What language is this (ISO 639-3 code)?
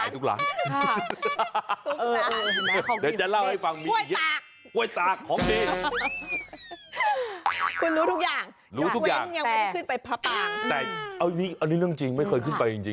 tha